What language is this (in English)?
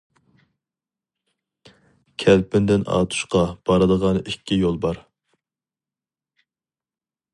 Uyghur